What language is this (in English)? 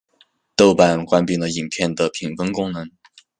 Chinese